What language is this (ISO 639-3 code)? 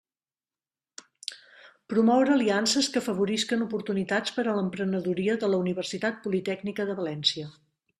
cat